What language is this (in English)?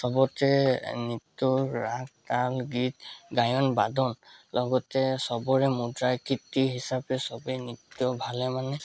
Assamese